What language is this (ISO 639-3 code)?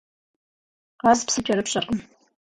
kbd